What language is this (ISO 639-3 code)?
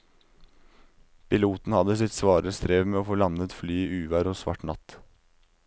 nor